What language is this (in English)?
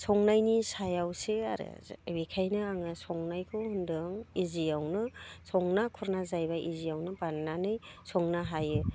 Bodo